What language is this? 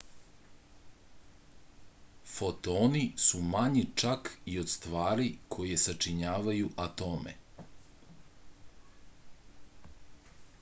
Serbian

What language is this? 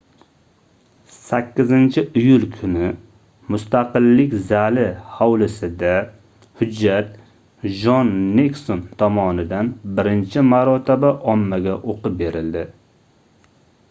Uzbek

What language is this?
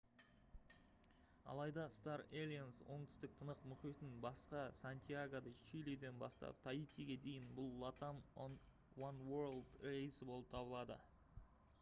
Kazakh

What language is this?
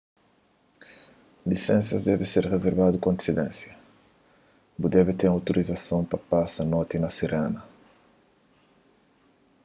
Kabuverdianu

